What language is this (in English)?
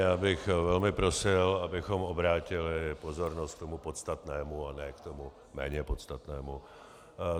Czech